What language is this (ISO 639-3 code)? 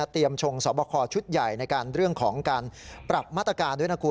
tha